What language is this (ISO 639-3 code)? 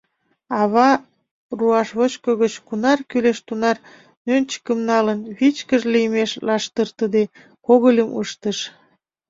chm